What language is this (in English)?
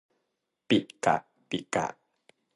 Thai